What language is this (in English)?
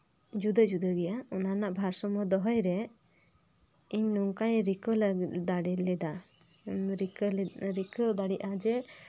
Santali